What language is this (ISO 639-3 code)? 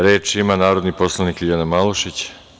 srp